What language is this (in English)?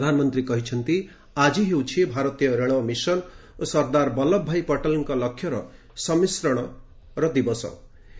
Odia